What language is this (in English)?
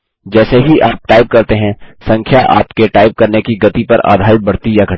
Hindi